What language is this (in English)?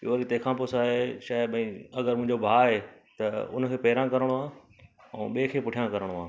Sindhi